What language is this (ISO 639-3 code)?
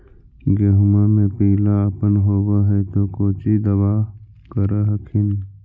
mag